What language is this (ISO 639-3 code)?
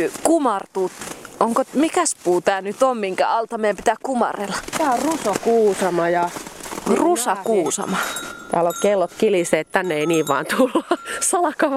fin